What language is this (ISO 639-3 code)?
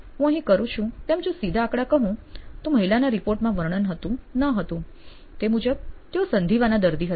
guj